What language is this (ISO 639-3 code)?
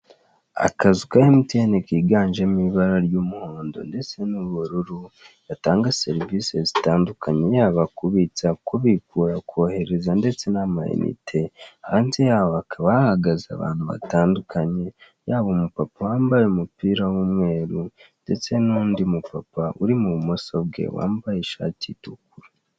kin